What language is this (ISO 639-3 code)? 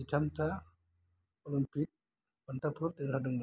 brx